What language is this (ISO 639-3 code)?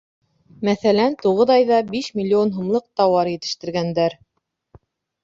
bak